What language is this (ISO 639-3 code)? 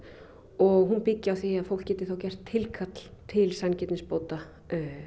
isl